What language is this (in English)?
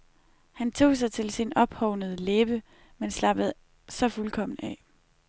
Danish